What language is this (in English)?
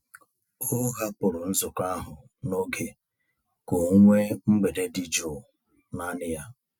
Igbo